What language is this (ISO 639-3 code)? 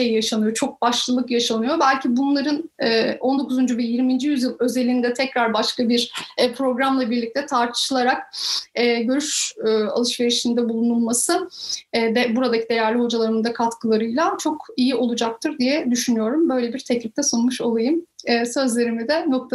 tur